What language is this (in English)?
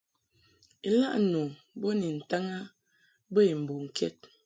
Mungaka